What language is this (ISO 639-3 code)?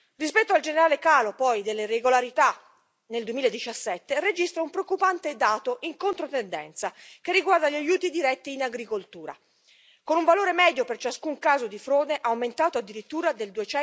ita